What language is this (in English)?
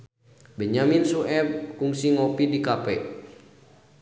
Sundanese